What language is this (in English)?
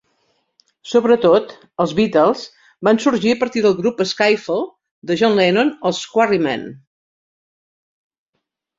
Catalan